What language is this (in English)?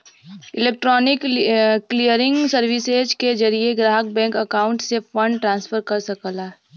Bhojpuri